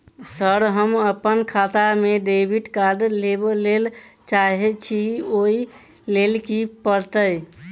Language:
Maithili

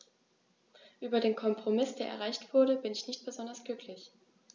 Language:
German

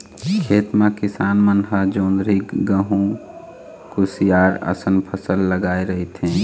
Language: Chhattisgarhi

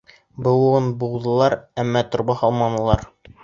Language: Bashkir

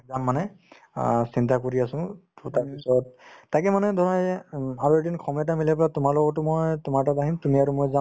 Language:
Assamese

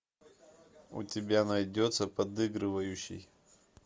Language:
Russian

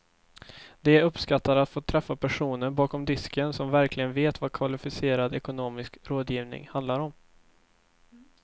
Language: Swedish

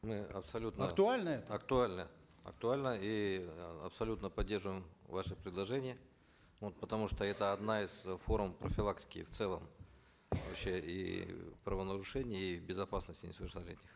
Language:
Kazakh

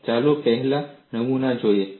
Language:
Gujarati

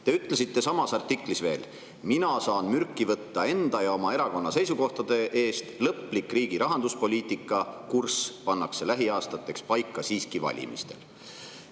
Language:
Estonian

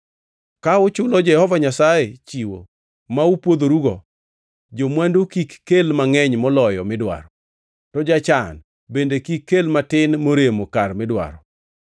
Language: Luo (Kenya and Tanzania)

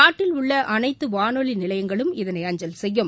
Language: Tamil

